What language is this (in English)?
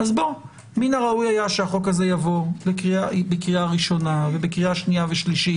Hebrew